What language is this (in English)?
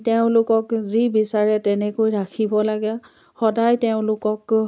Assamese